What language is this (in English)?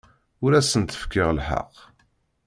Kabyle